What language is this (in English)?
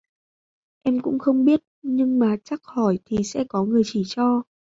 Vietnamese